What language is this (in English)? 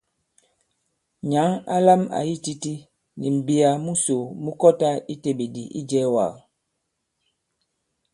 Bankon